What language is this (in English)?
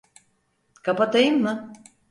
Turkish